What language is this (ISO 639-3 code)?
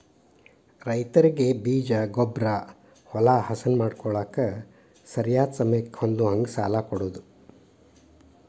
kan